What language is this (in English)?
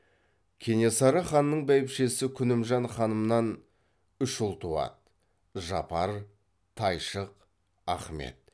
Kazakh